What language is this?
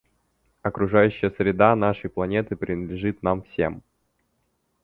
Russian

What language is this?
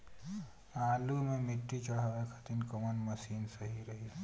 Bhojpuri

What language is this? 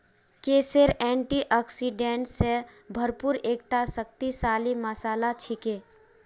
Magahi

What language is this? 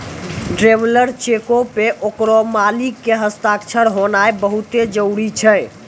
Maithili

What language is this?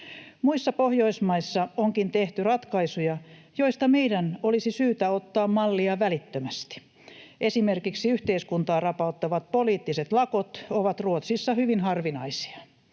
Finnish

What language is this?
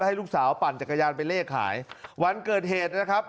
Thai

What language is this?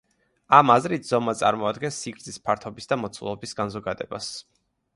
Georgian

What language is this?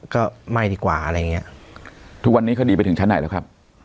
Thai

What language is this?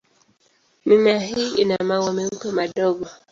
Swahili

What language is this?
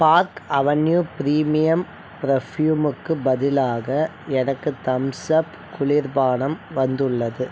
Tamil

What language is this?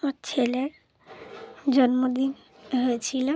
Bangla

